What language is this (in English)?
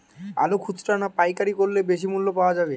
Bangla